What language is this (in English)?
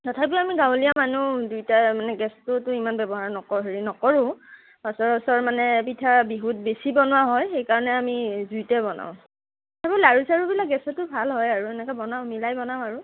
Assamese